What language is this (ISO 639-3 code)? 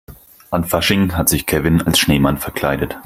deu